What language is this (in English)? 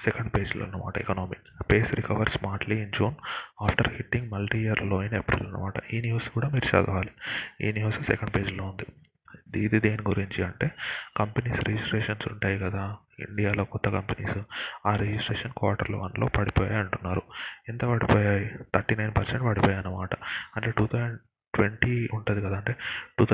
Telugu